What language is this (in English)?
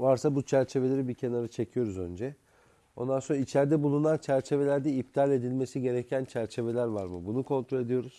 Turkish